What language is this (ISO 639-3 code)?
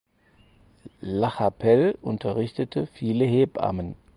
deu